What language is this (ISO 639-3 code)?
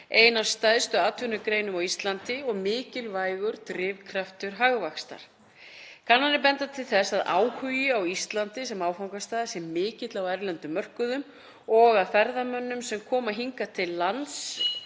isl